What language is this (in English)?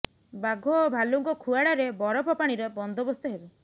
Odia